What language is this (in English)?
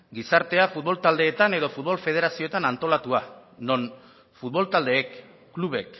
Basque